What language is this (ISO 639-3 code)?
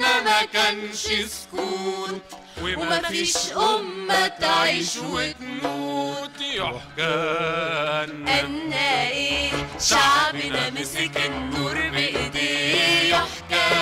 ara